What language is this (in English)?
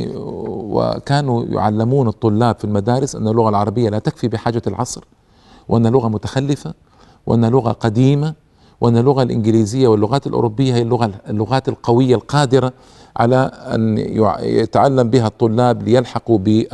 Arabic